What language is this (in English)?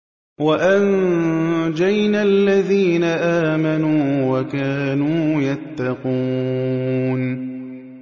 Arabic